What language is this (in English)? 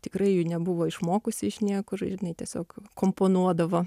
Lithuanian